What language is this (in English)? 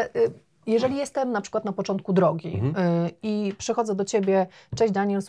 Polish